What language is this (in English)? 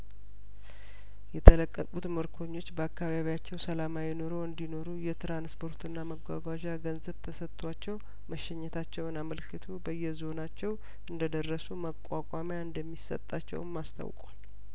Amharic